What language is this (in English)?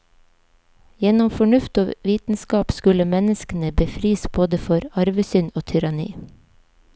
Norwegian